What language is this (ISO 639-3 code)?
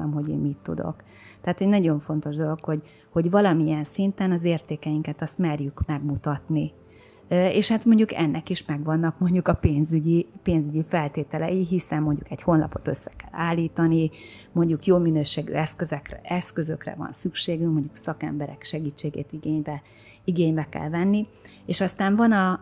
hun